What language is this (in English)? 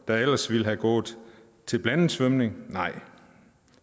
Danish